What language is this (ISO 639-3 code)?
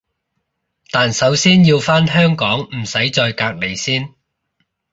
yue